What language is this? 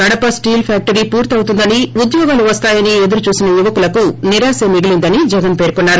Telugu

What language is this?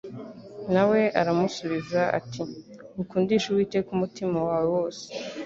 Kinyarwanda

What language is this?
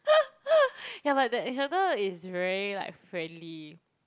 English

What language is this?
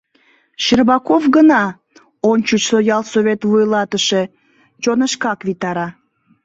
Mari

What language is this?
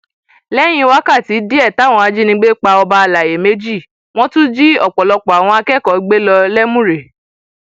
Yoruba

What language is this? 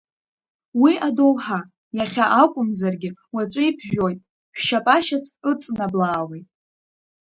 Abkhazian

